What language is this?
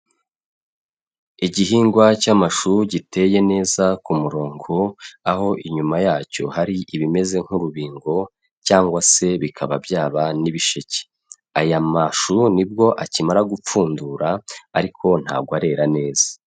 Kinyarwanda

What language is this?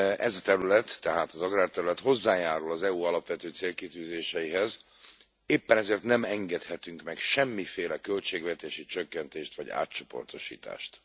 Hungarian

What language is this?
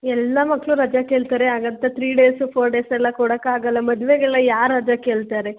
Kannada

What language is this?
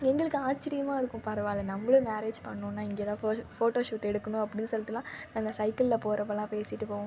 Tamil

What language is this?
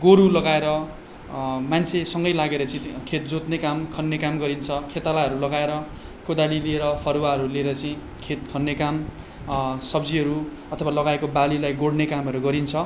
Nepali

